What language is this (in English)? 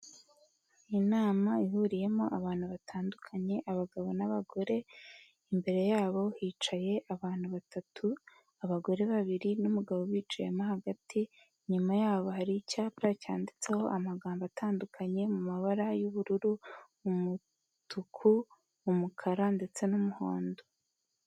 Kinyarwanda